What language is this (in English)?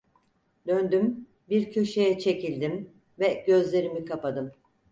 Turkish